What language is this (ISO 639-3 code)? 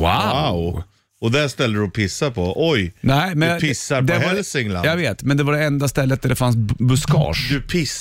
swe